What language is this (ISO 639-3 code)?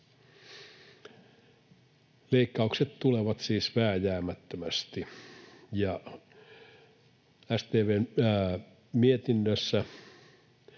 fin